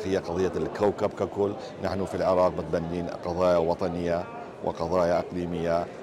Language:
Arabic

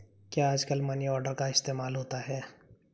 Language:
Hindi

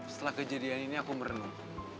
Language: Indonesian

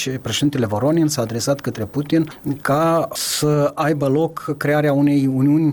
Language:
Romanian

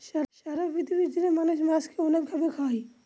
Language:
Bangla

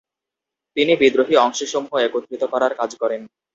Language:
Bangla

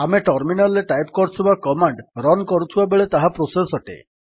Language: Odia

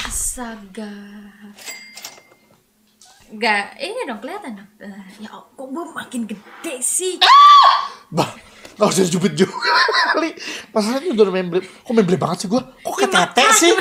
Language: Indonesian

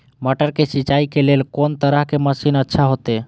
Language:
Maithili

